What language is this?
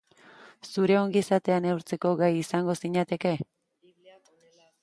Basque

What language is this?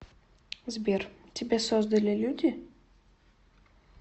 Russian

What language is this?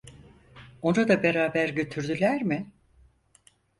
Turkish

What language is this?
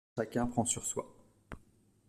French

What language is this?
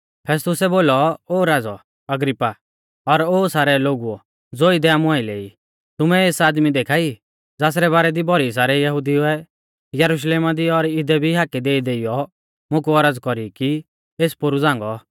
Mahasu Pahari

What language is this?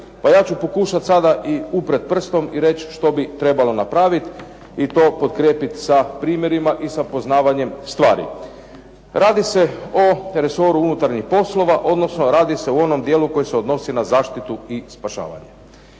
Croatian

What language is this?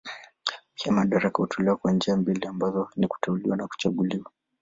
Swahili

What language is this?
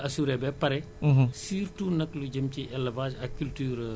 Wolof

